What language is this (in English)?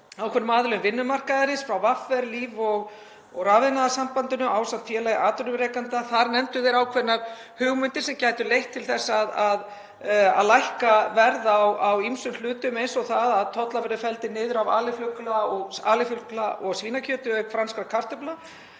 Icelandic